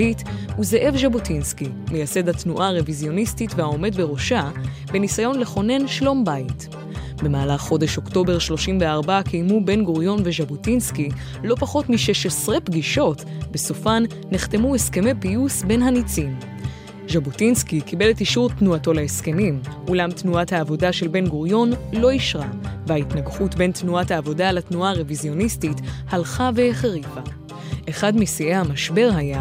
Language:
Hebrew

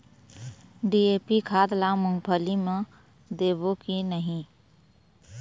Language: Chhattisgarhi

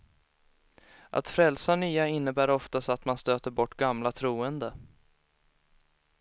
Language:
Swedish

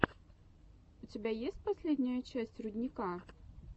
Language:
Russian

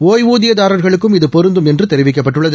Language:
Tamil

